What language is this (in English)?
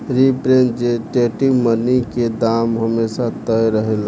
Bhojpuri